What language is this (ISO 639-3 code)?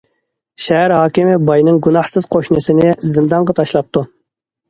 uig